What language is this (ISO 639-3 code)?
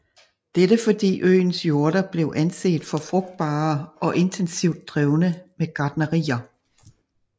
dan